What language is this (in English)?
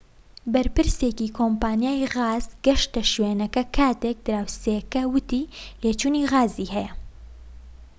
Central Kurdish